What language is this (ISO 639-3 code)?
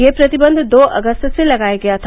hin